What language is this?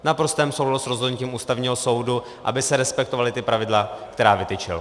Czech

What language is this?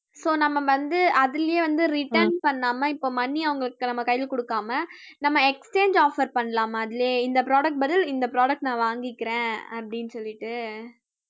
Tamil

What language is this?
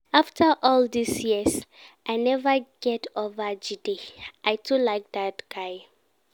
Nigerian Pidgin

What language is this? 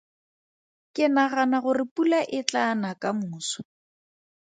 Tswana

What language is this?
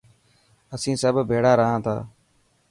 Dhatki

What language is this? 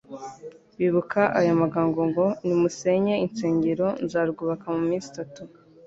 Kinyarwanda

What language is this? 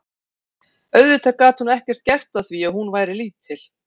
Icelandic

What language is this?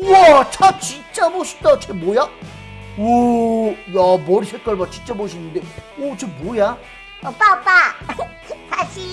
Korean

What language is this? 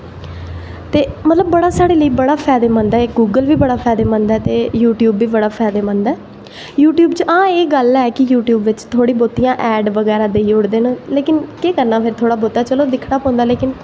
Dogri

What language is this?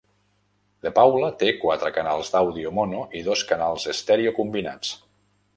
Catalan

